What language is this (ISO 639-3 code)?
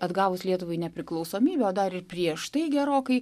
lit